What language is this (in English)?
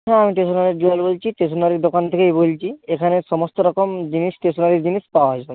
Bangla